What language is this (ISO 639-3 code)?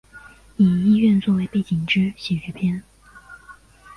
zho